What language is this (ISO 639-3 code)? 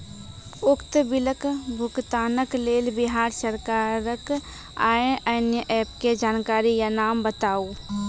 mai